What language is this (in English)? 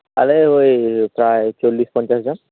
Santali